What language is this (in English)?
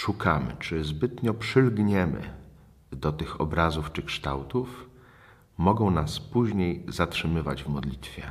Polish